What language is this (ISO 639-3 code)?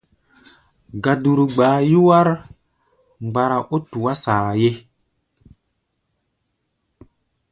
gba